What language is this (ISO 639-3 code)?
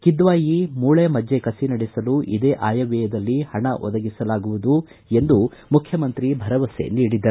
kan